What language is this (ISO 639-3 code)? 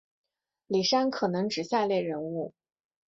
zho